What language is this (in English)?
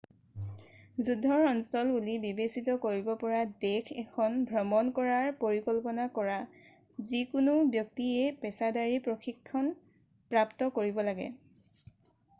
Assamese